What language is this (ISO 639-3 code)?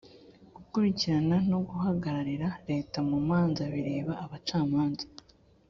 kin